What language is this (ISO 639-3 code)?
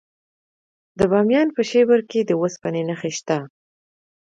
pus